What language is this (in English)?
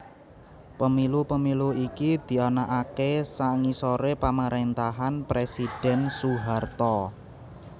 Javanese